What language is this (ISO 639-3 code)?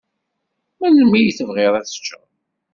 kab